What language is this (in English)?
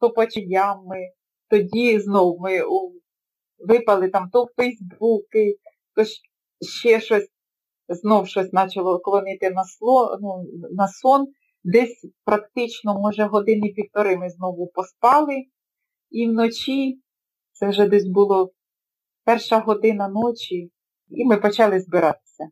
Ukrainian